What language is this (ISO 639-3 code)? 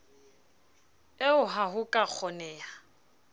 sot